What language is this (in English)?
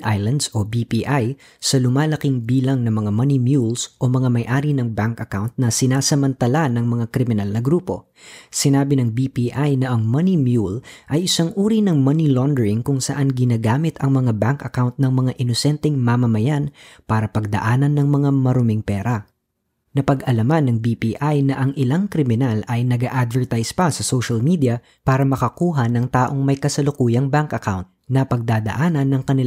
Filipino